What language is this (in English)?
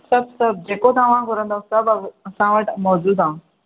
Sindhi